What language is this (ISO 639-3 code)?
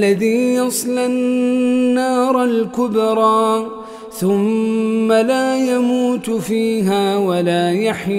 ara